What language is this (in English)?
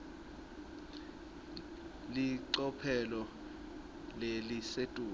Swati